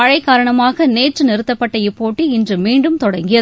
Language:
Tamil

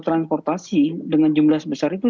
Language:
Indonesian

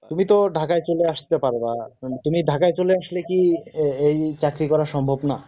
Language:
Bangla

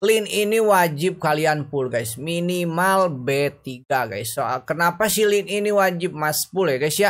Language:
Indonesian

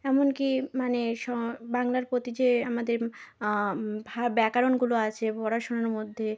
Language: Bangla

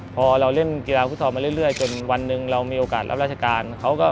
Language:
Thai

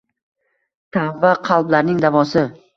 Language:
Uzbek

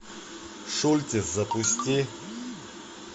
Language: Russian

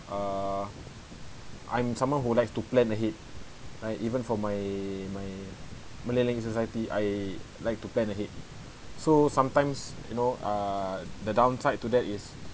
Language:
English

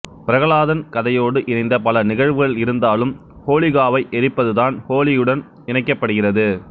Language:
Tamil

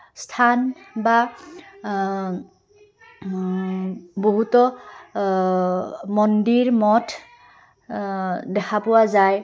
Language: Assamese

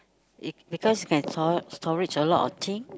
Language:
English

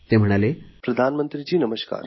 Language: Marathi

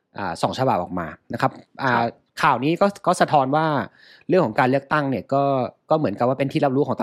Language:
Thai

